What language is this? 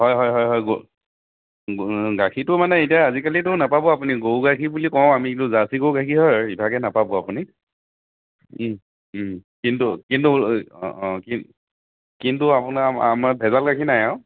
Assamese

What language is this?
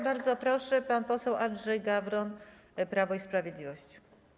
Polish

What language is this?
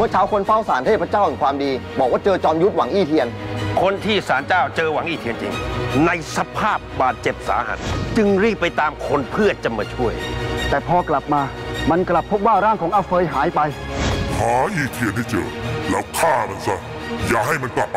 Thai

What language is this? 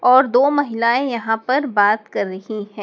Hindi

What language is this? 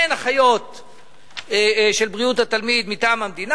Hebrew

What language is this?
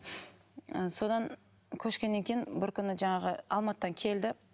Kazakh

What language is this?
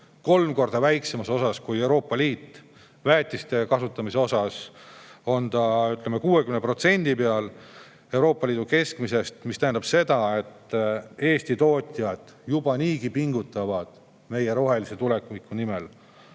Estonian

